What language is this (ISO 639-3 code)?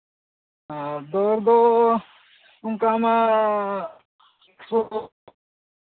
sat